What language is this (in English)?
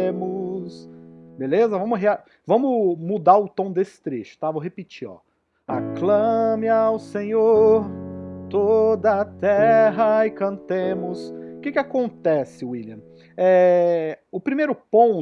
Portuguese